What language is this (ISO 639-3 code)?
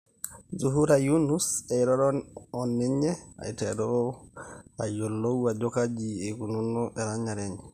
mas